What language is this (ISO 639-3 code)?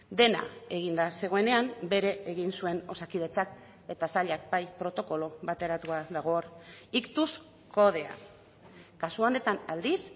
eus